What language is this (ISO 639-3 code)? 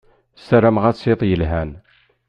kab